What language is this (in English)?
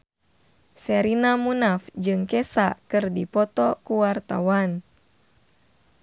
Sundanese